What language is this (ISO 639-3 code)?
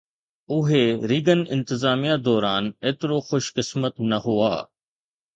snd